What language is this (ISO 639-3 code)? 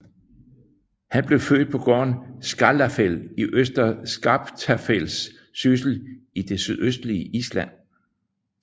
dan